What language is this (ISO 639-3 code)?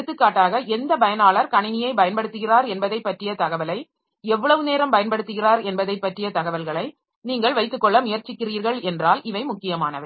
tam